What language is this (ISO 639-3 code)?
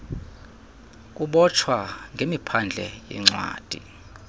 xho